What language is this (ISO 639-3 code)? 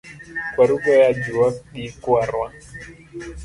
luo